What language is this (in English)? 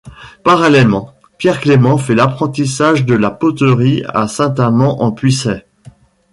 French